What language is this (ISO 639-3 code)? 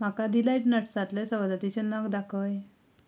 kok